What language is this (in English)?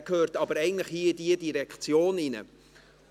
Swiss German